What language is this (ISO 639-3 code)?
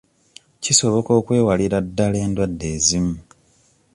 lug